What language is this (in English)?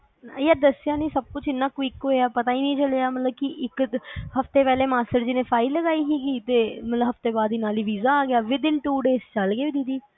Punjabi